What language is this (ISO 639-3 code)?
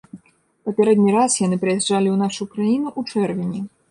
bel